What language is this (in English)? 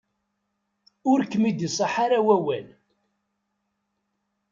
Kabyle